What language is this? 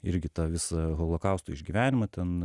Lithuanian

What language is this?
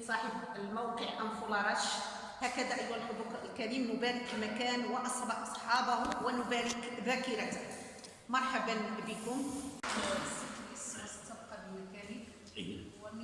Arabic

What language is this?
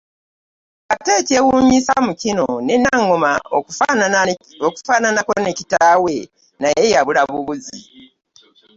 Ganda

